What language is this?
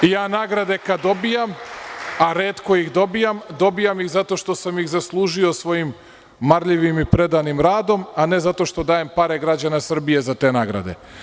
Serbian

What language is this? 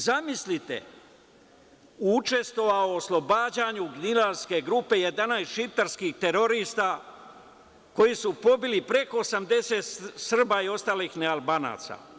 Serbian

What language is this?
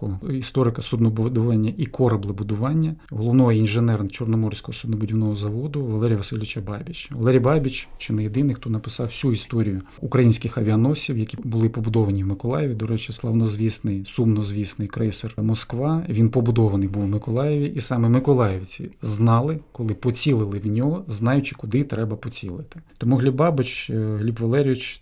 Ukrainian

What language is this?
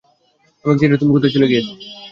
Bangla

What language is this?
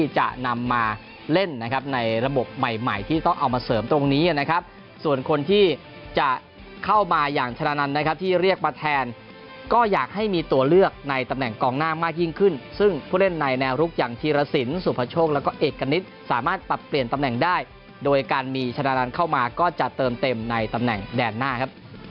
Thai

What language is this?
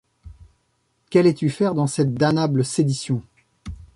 French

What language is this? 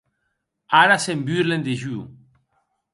Occitan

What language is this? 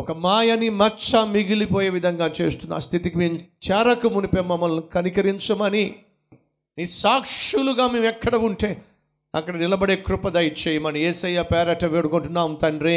Telugu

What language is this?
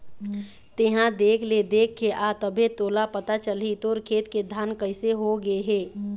Chhattisgarhi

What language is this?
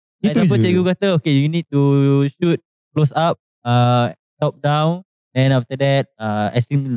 Malay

